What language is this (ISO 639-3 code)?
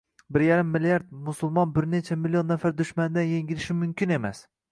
uzb